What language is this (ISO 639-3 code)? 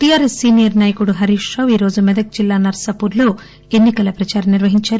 tel